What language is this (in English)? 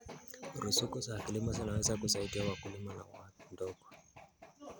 Kalenjin